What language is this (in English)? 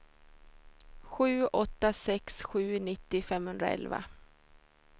Swedish